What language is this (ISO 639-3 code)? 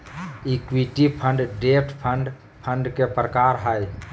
mag